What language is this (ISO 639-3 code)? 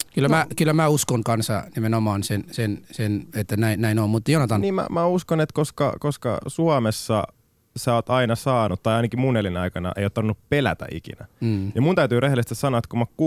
fin